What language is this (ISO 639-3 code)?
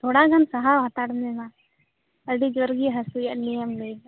sat